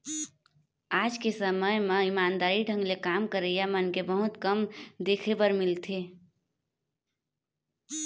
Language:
Chhattisgarhi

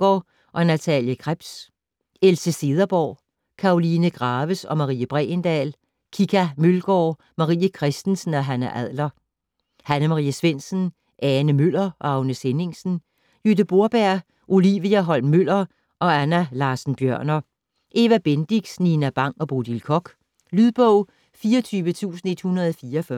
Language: Danish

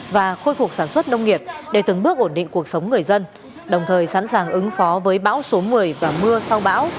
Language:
Vietnamese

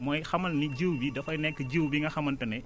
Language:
Wolof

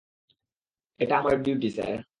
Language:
Bangla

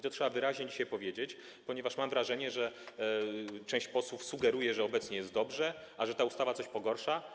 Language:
Polish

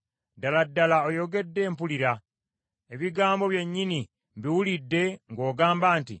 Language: Ganda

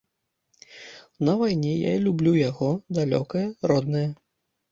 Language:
Belarusian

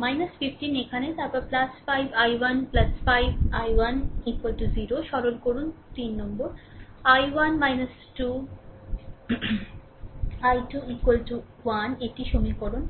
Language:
Bangla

